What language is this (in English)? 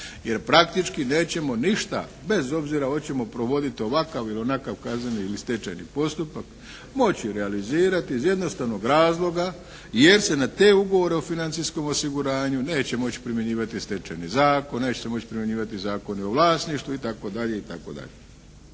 Croatian